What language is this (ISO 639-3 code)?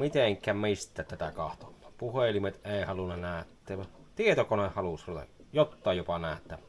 fin